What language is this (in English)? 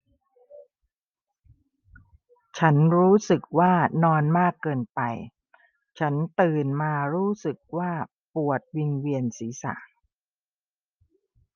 Thai